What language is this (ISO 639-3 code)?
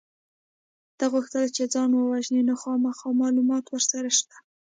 pus